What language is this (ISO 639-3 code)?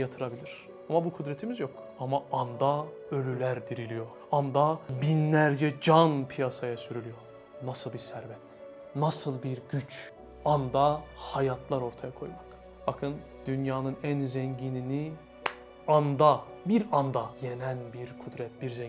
tur